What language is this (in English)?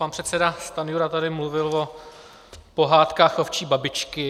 Czech